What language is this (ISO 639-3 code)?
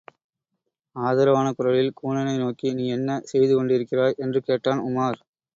tam